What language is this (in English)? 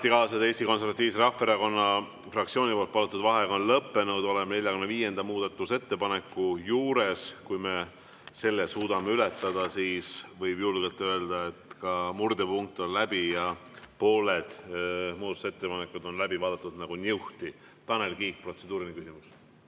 Estonian